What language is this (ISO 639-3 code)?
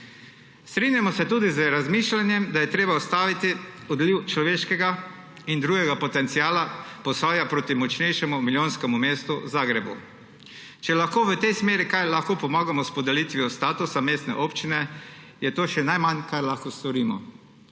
slv